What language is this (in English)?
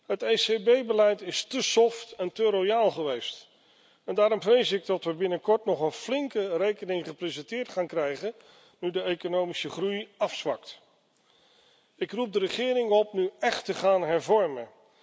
Dutch